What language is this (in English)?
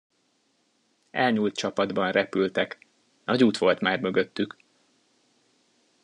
Hungarian